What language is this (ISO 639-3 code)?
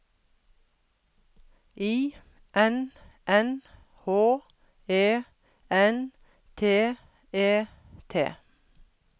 nor